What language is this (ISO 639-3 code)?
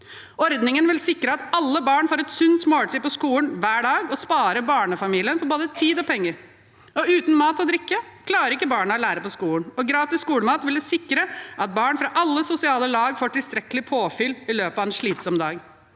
nor